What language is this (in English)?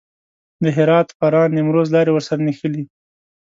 Pashto